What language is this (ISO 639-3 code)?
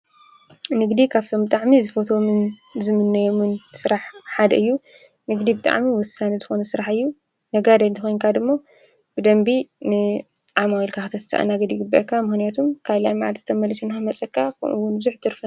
tir